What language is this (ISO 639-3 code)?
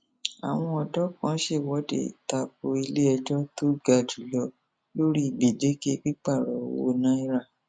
yor